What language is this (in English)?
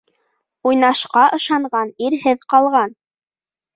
Bashkir